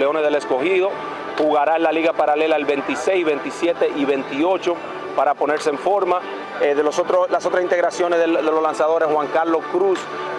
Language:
Spanish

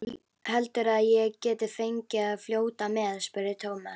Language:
Icelandic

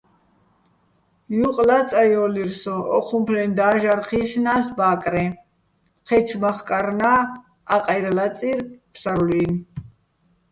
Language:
Bats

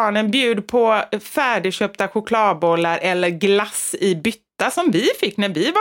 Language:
Swedish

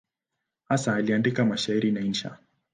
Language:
Swahili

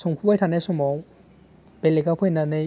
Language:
Bodo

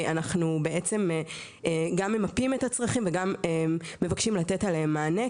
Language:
Hebrew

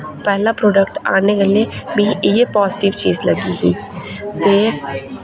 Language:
Dogri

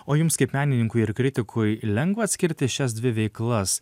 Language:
Lithuanian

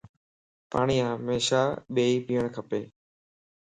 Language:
Lasi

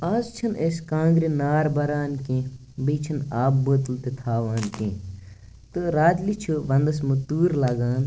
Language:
Kashmiri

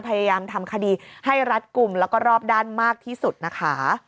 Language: Thai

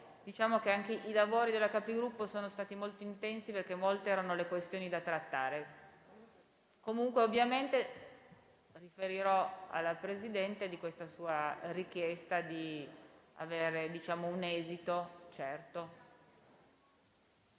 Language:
Italian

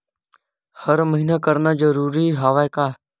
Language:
Chhattisgarhi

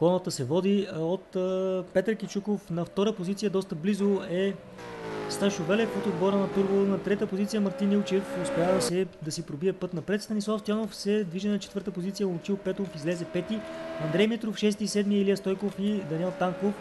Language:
Bulgarian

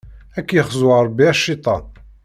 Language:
Kabyle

